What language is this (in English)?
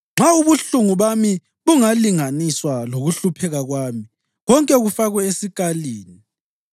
North Ndebele